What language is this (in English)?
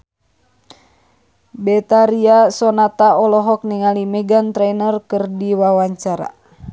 Sundanese